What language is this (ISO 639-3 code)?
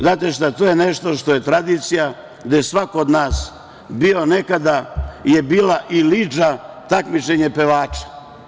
srp